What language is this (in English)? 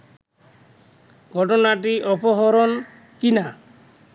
Bangla